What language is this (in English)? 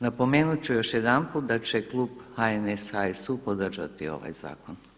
Croatian